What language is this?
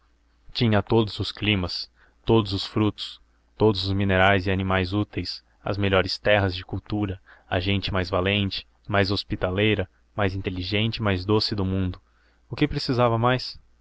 Portuguese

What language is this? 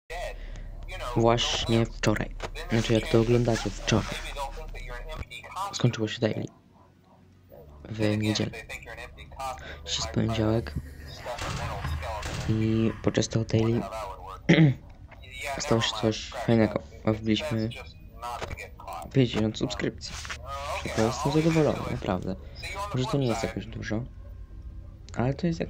Polish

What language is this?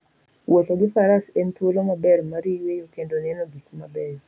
Luo (Kenya and Tanzania)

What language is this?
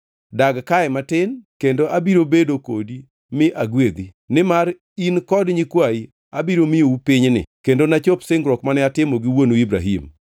Luo (Kenya and Tanzania)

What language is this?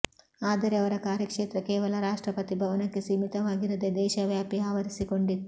Kannada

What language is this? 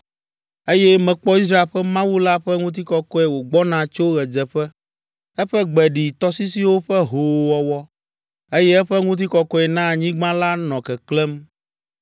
Ewe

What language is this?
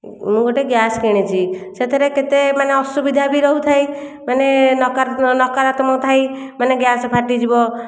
Odia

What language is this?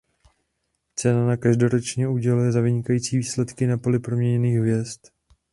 Czech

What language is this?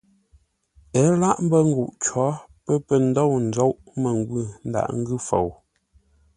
Ngombale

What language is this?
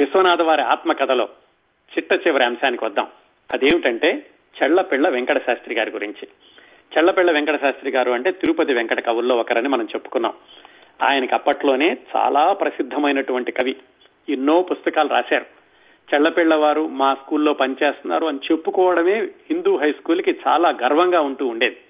Telugu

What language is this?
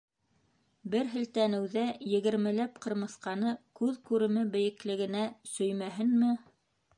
Bashkir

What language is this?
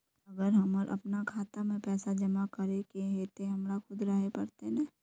Magahi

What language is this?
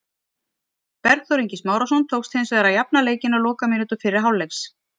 Icelandic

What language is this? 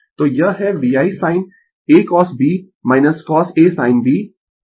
Hindi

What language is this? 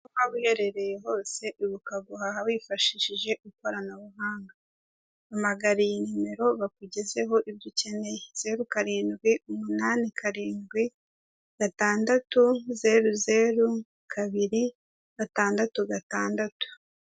Kinyarwanda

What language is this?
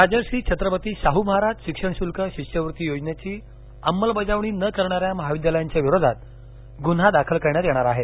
Marathi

